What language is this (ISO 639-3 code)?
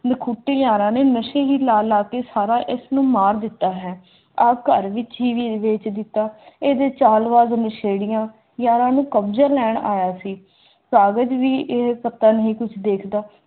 pan